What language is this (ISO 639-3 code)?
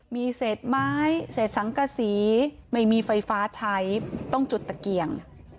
tha